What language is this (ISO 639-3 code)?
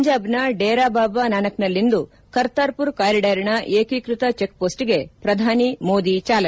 kan